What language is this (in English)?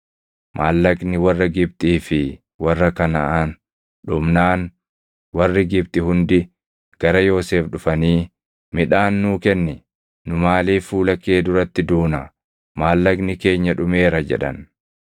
Oromo